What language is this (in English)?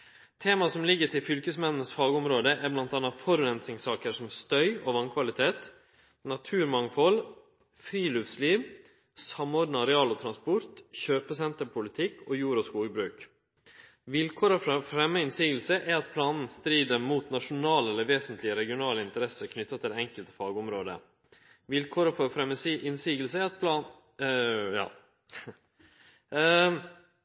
Norwegian Nynorsk